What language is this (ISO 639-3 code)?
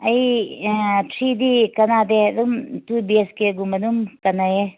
mni